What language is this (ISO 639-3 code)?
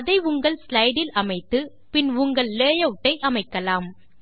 tam